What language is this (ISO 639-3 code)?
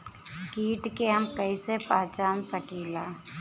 bho